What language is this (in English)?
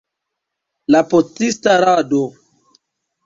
Esperanto